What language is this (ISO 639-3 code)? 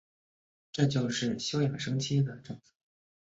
zho